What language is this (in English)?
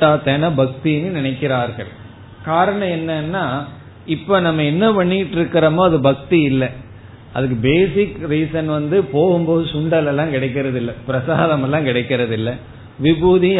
Tamil